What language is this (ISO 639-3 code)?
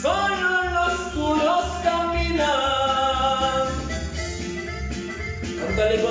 por